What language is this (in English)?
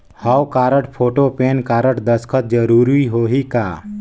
Chhattisgarhi